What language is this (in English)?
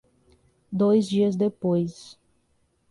Portuguese